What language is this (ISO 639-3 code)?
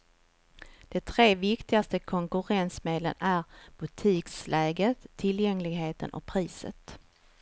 swe